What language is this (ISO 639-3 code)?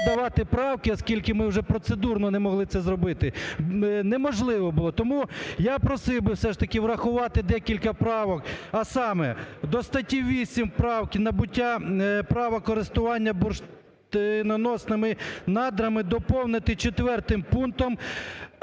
ukr